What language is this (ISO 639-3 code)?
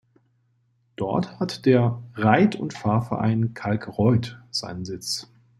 deu